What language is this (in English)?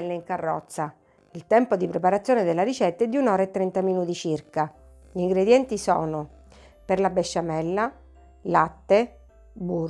Italian